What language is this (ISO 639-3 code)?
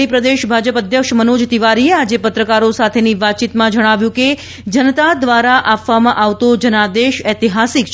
guj